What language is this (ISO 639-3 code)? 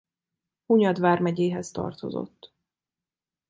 hun